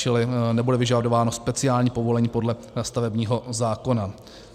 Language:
Czech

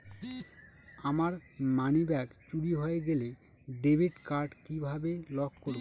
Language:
Bangla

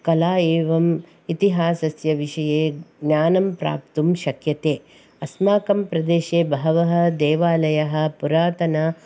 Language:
Sanskrit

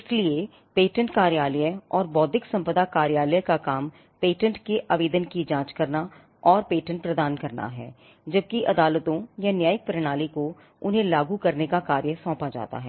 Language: Hindi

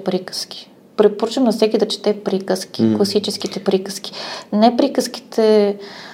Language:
Bulgarian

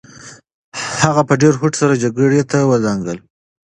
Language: Pashto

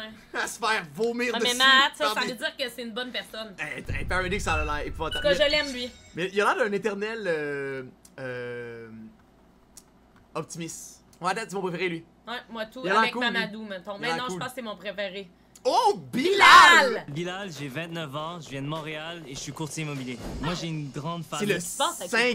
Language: French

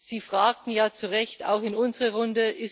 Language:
German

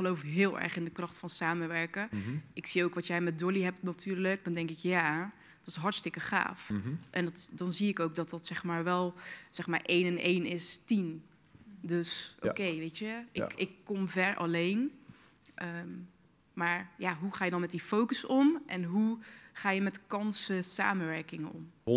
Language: Dutch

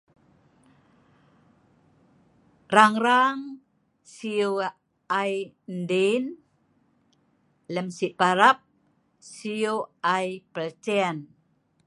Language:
Sa'ban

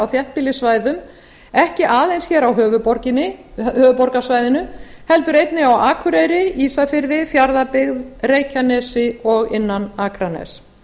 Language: Icelandic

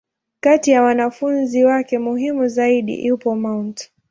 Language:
Swahili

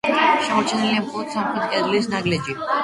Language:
Georgian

